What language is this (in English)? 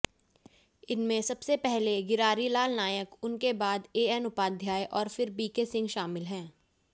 Hindi